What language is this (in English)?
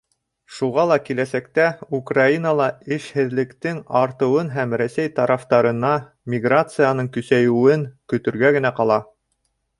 Bashkir